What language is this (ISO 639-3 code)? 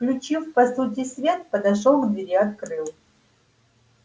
rus